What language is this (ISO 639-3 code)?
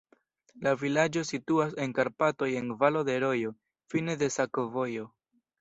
epo